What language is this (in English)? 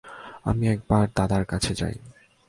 Bangla